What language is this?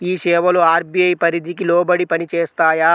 Telugu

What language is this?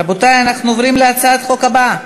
Hebrew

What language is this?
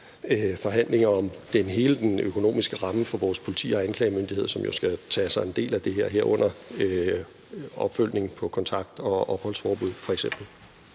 Danish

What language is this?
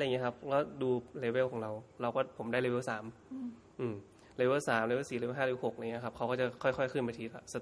Thai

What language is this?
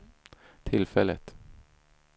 Swedish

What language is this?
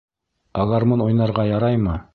Bashkir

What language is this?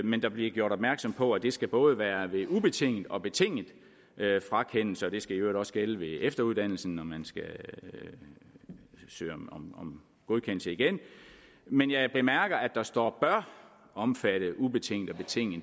Danish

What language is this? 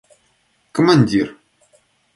Russian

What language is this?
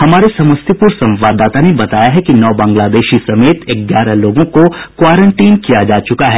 Hindi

